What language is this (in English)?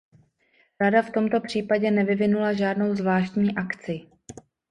Czech